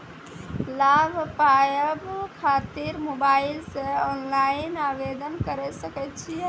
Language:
Maithili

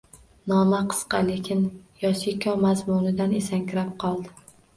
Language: Uzbek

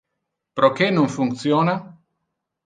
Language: Interlingua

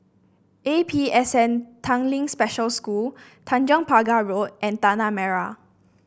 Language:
English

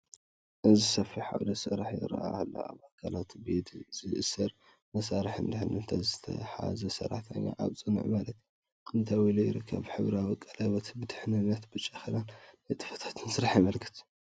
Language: Tigrinya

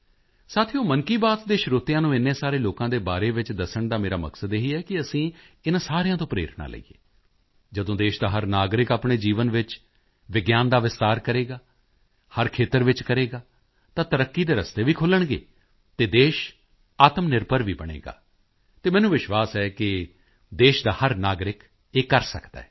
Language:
Punjabi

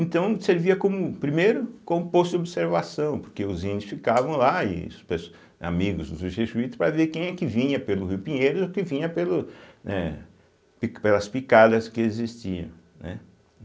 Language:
Portuguese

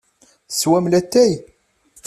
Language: Kabyle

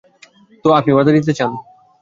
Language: Bangla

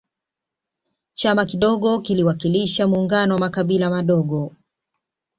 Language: Swahili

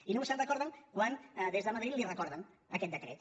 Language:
Catalan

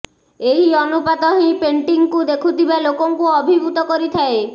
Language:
Odia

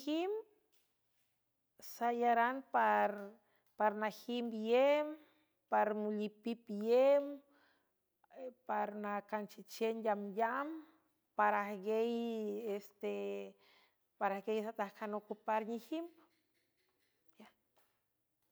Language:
San Francisco Del Mar Huave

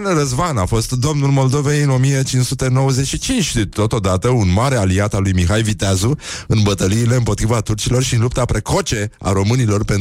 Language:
Romanian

